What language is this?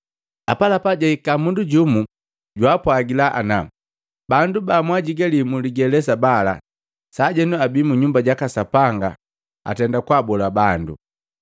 Matengo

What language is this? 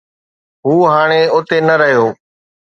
Sindhi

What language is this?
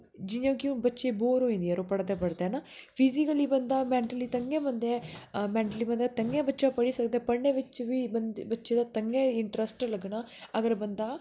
Dogri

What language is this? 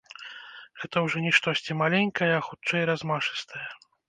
Belarusian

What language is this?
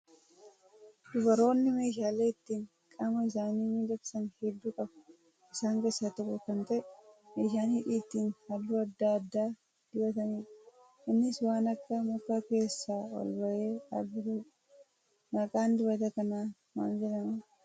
Oromo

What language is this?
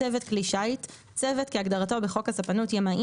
Hebrew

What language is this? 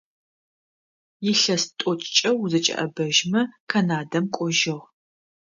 Adyghe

